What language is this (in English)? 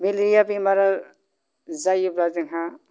Bodo